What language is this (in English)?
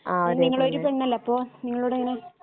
Malayalam